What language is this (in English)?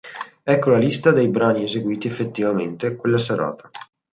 Italian